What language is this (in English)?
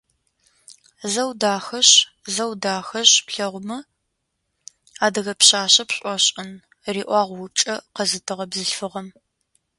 Adyghe